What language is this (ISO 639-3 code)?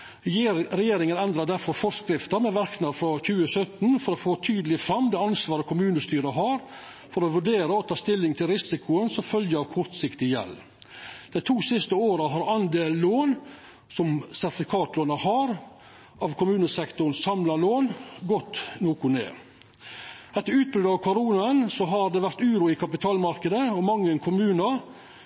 nno